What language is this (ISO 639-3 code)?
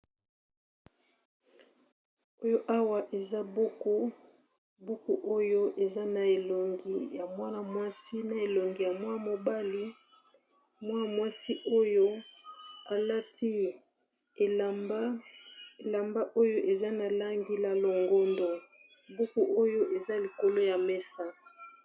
lin